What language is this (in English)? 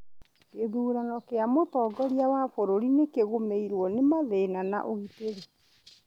Kikuyu